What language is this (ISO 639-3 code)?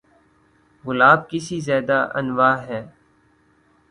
urd